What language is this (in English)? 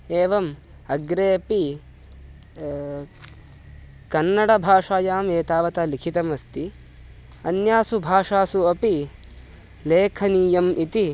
Sanskrit